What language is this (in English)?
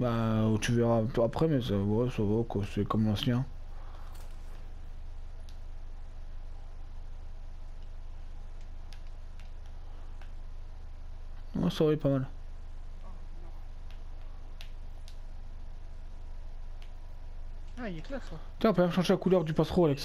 French